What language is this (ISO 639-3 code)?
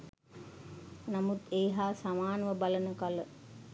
sin